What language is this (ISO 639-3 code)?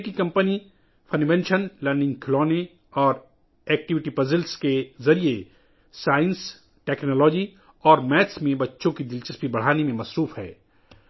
urd